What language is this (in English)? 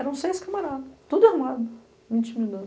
Portuguese